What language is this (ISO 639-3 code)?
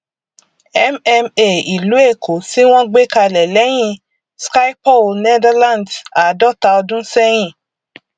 yor